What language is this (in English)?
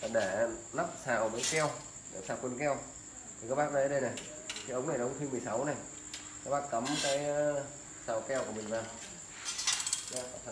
Vietnamese